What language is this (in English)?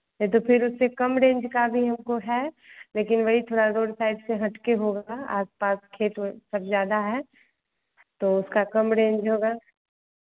Hindi